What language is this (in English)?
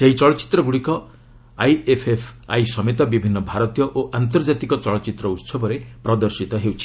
Odia